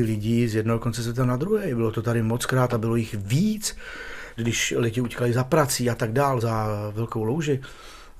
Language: Czech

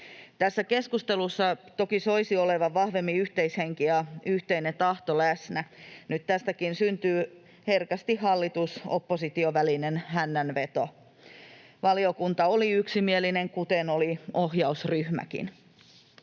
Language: Finnish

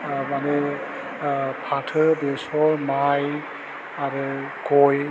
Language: Bodo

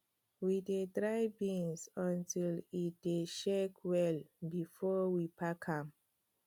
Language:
Nigerian Pidgin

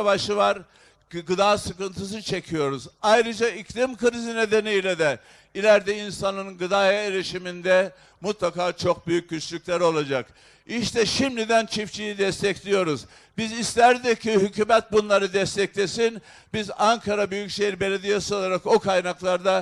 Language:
Turkish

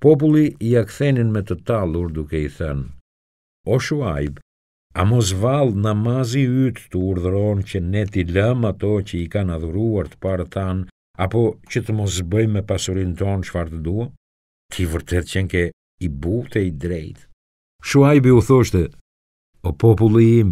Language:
Romanian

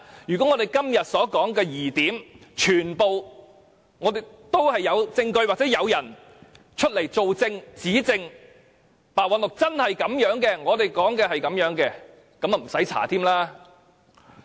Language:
Cantonese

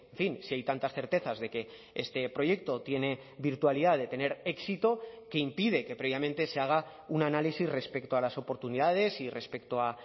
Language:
Spanish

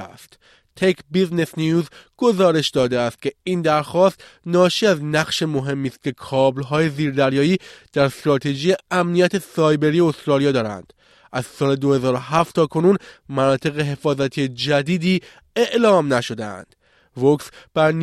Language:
Persian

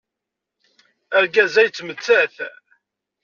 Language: Kabyle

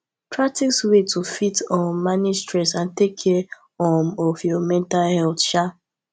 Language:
Nigerian Pidgin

